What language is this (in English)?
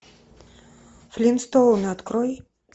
Russian